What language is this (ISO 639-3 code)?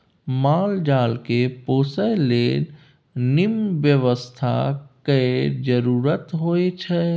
mai